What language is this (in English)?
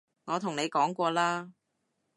Cantonese